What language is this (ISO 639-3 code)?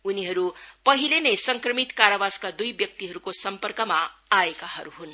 nep